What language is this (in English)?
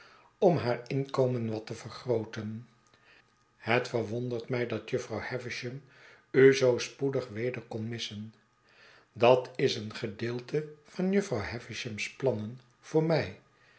Dutch